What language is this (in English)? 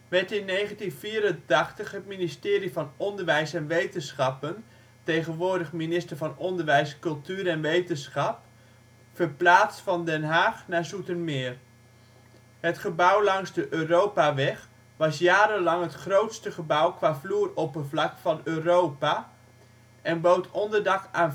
Dutch